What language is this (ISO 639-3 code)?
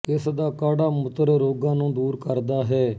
pan